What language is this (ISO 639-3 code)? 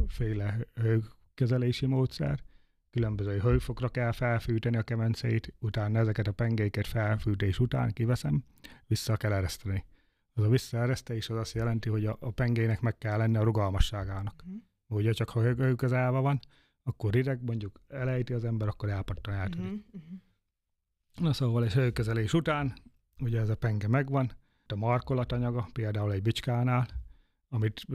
hun